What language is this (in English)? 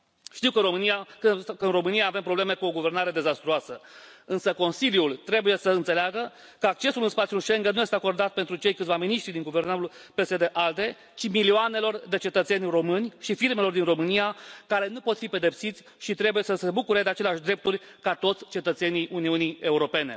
Romanian